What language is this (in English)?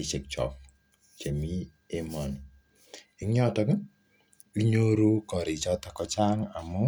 Kalenjin